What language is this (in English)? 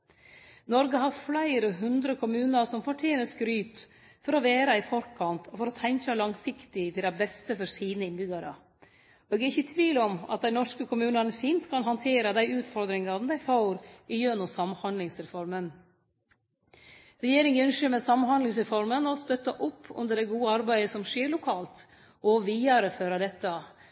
Norwegian Nynorsk